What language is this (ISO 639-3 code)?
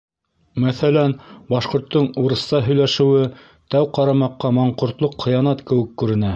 bak